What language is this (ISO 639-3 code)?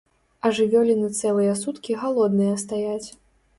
bel